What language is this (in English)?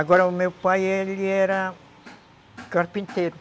Portuguese